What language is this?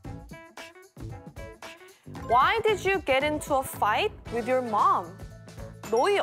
Korean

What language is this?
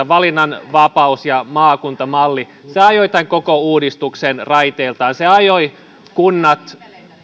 Finnish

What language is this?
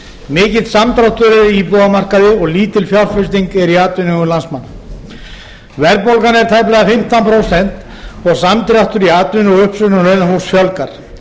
Icelandic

